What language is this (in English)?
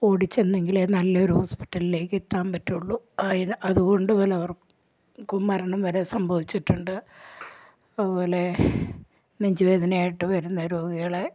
Malayalam